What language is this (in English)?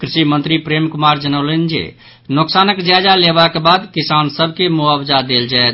Maithili